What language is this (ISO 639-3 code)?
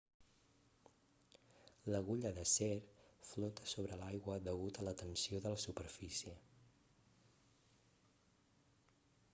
cat